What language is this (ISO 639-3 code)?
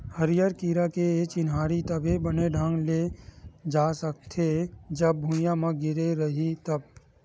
hne